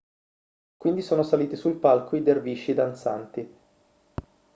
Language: Italian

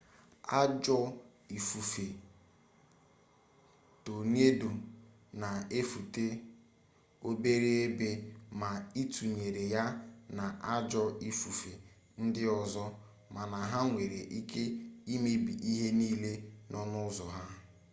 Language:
Igbo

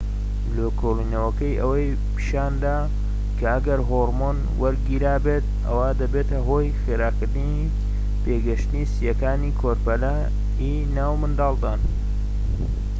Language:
Central Kurdish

